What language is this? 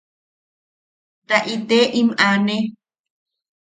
Yaqui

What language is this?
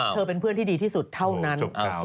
Thai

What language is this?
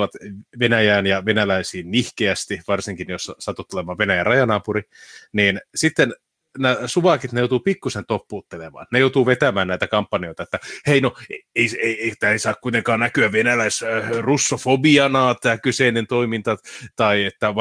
Finnish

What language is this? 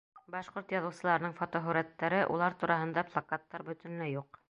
Bashkir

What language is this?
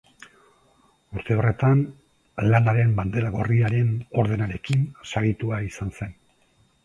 Basque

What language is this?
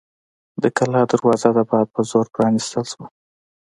Pashto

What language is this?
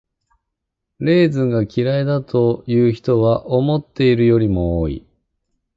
Japanese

